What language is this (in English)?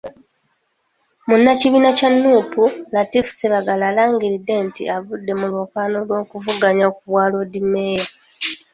Ganda